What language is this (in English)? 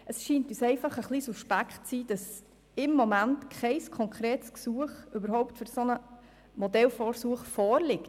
Swiss German